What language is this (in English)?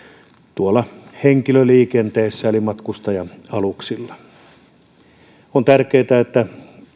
Finnish